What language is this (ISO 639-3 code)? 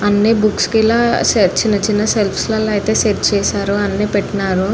tel